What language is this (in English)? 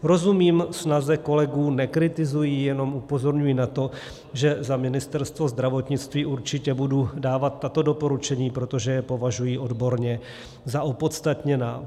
Czech